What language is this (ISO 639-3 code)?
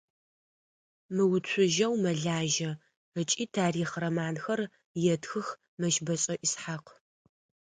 ady